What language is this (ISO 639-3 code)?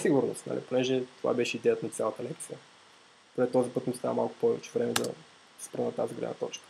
bul